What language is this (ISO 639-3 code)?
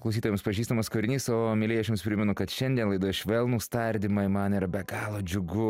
lit